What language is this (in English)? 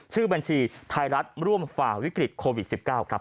Thai